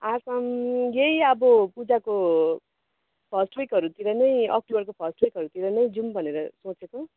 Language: Nepali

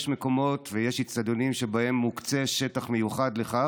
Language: Hebrew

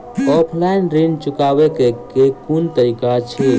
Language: Maithili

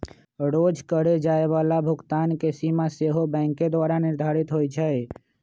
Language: Magahi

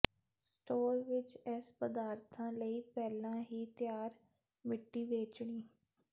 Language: Punjabi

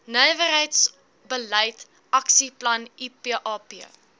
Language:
Afrikaans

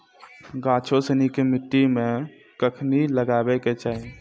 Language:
Maithili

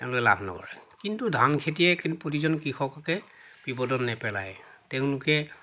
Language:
Assamese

